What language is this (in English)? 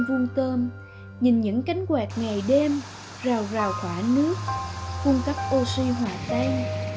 Vietnamese